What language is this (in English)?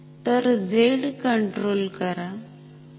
Marathi